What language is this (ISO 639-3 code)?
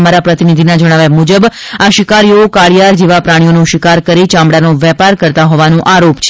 guj